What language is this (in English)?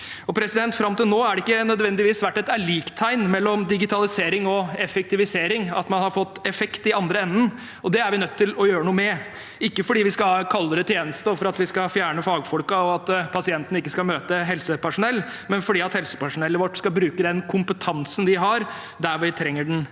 Norwegian